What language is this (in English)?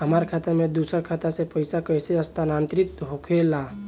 Bhojpuri